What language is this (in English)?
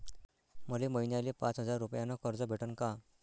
Marathi